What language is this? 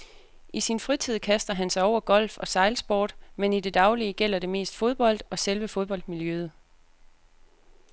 Danish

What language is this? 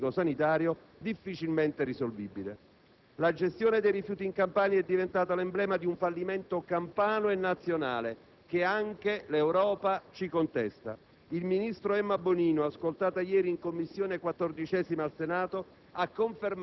Italian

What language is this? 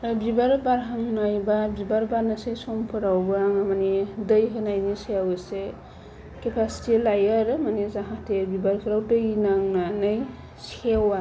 Bodo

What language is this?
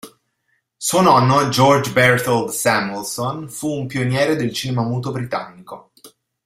Italian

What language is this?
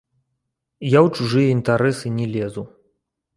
Belarusian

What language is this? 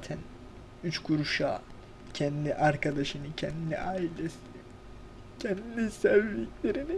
Turkish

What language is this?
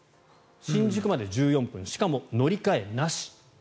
Japanese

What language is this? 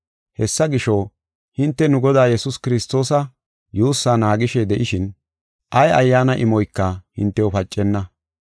Gofa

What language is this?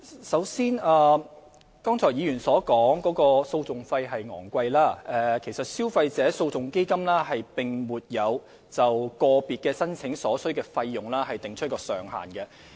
Cantonese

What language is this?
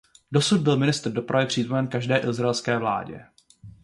Czech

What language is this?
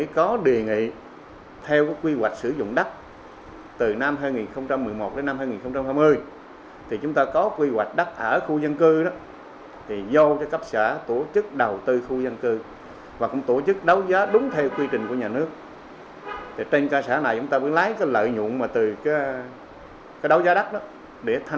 Vietnamese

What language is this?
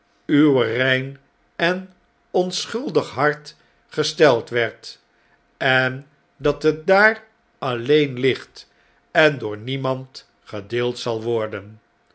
Dutch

